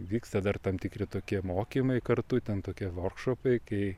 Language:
Lithuanian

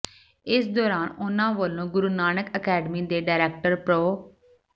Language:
Punjabi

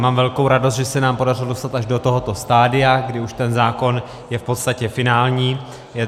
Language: Czech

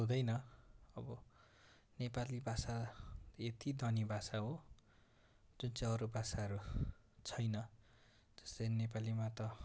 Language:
Nepali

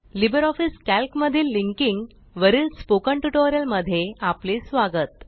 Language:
Marathi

